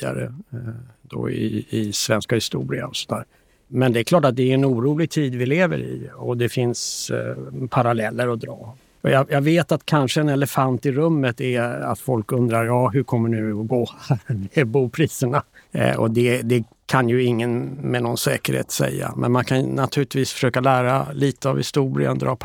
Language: Swedish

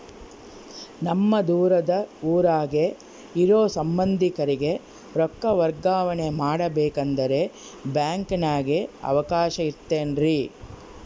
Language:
Kannada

